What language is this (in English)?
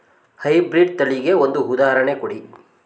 Kannada